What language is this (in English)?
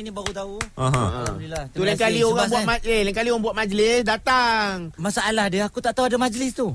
Malay